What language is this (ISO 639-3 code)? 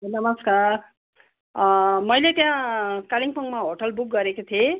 nep